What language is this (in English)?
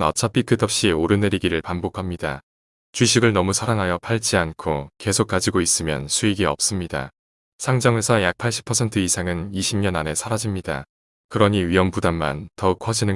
Korean